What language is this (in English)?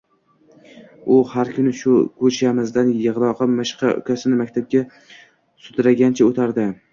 Uzbek